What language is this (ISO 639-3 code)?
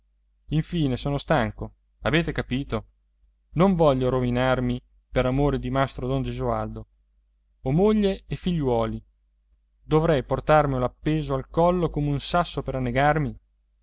ita